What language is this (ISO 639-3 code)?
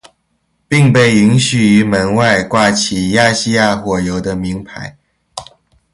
zho